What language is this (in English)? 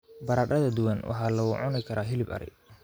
Somali